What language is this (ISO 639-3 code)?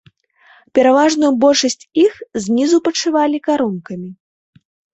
bel